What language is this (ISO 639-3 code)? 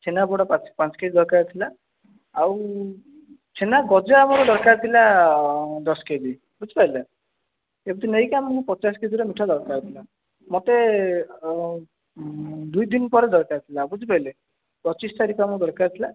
ori